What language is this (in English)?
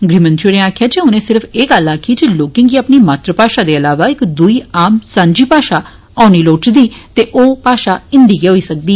Dogri